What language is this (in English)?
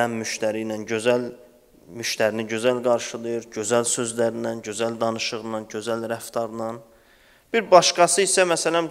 Turkish